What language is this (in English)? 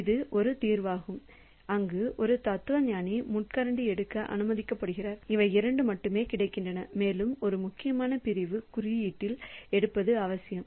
Tamil